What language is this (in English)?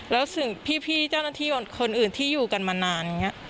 Thai